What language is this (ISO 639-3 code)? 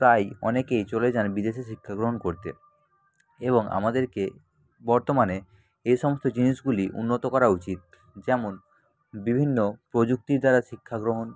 ben